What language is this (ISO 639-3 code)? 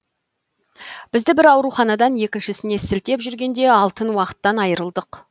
kaz